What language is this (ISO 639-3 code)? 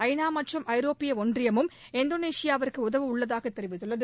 tam